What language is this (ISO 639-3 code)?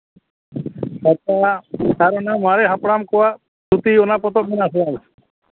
sat